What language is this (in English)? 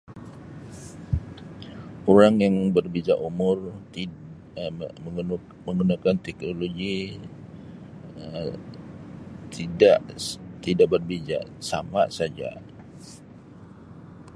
Sabah Malay